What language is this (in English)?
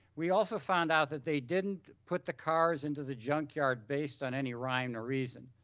English